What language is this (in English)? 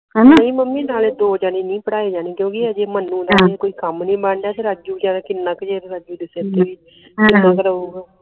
Punjabi